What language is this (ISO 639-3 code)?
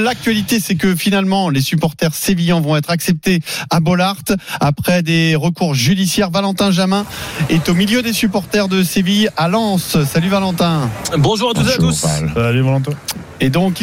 fra